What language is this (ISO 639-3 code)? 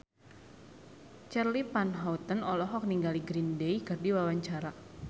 sun